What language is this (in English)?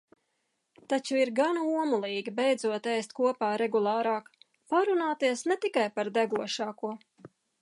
Latvian